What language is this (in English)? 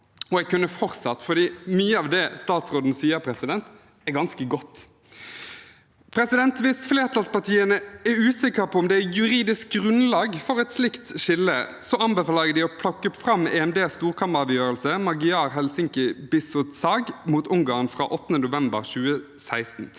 Norwegian